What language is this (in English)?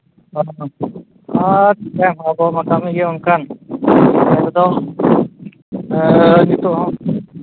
Santali